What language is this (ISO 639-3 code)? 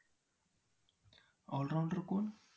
mar